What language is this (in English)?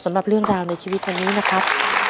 Thai